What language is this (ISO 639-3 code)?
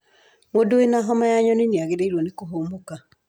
kik